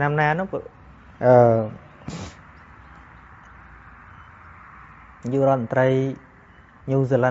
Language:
Vietnamese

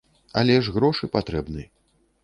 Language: Belarusian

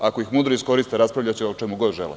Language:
Serbian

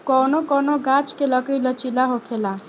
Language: Bhojpuri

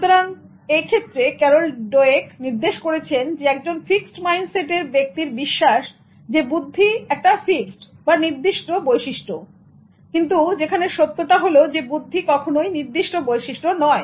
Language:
Bangla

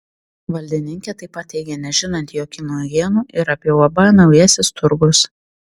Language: Lithuanian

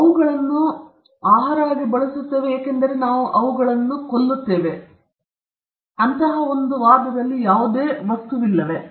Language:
Kannada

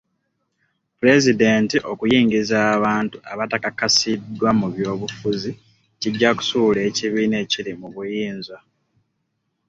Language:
Ganda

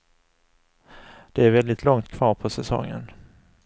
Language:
Swedish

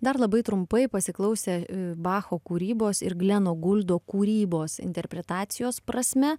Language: Lithuanian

